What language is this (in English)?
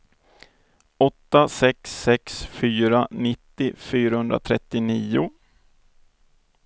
Swedish